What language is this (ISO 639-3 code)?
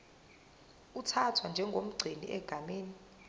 zul